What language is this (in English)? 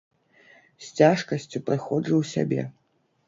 Belarusian